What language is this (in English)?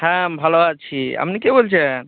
Bangla